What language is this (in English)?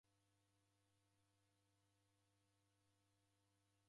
Taita